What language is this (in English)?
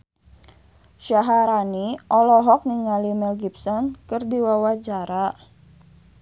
Sundanese